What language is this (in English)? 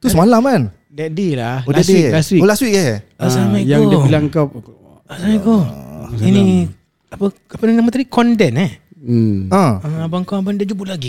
Malay